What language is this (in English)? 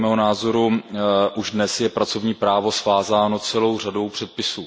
Czech